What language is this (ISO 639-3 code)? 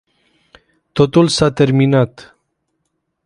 ron